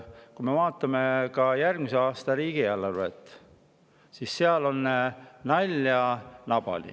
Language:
Estonian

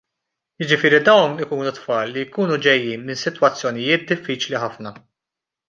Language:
Maltese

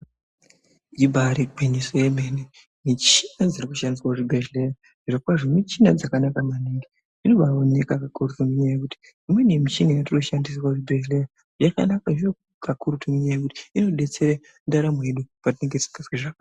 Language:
Ndau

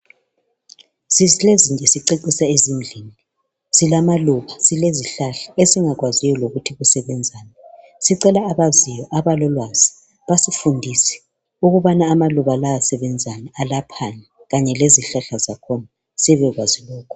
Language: North Ndebele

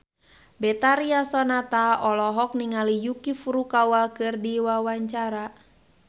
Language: Sundanese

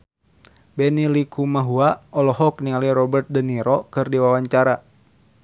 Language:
Sundanese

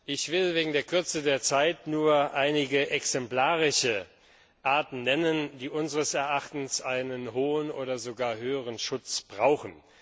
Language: German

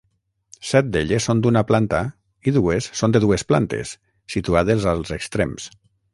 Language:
Catalan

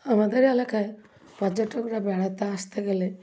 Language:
Bangla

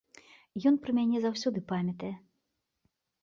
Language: Belarusian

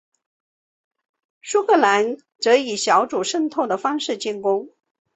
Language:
Chinese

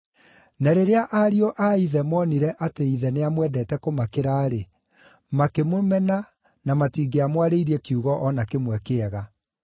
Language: Kikuyu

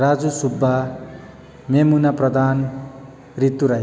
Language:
Nepali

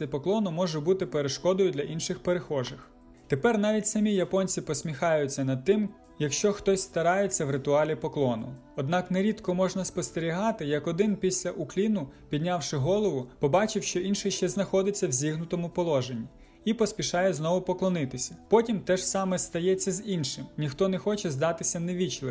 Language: Ukrainian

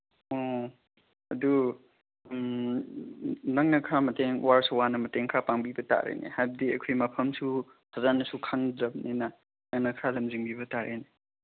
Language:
Manipuri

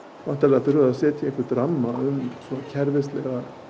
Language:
Icelandic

